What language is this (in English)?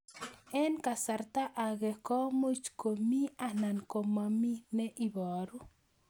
Kalenjin